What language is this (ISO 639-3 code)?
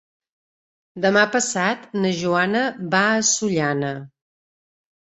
cat